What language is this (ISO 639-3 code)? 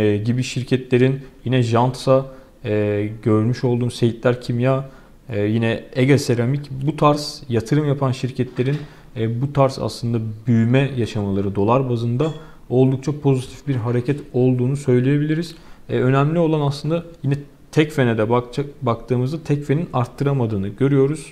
tur